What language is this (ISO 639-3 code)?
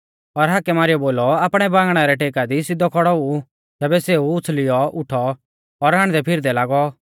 bfz